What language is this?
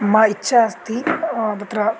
Sanskrit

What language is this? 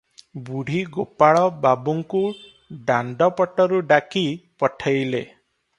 Odia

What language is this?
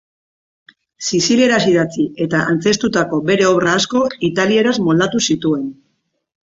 Basque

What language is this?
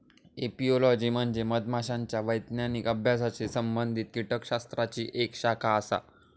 Marathi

